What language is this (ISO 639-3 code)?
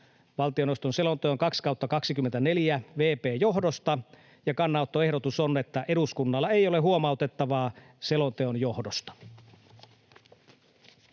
fin